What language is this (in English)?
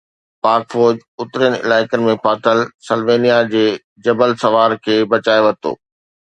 Sindhi